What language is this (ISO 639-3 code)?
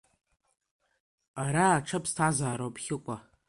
abk